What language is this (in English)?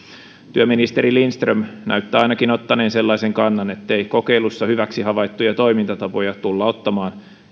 Finnish